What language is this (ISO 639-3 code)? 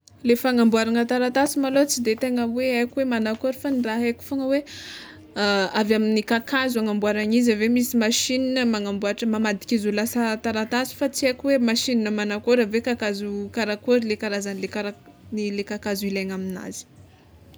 xmw